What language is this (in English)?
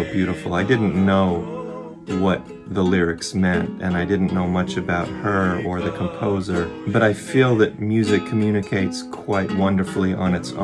Korean